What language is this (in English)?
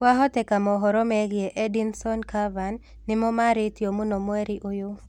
Kikuyu